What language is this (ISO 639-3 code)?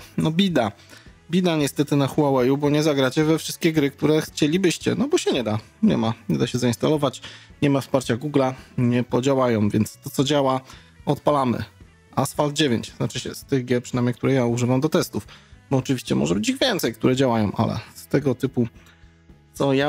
pol